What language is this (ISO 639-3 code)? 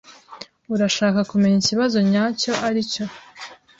kin